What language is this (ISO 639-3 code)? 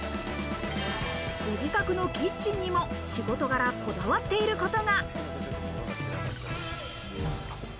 jpn